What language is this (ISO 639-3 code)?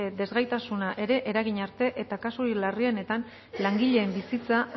eus